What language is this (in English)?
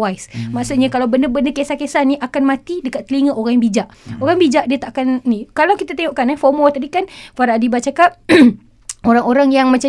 Malay